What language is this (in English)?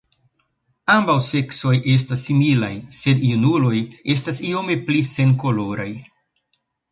Esperanto